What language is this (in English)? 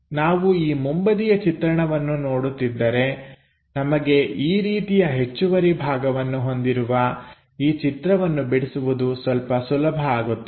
Kannada